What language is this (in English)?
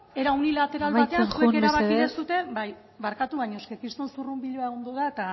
Basque